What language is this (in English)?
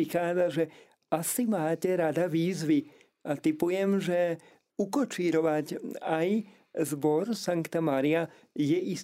Slovak